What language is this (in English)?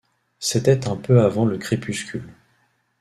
French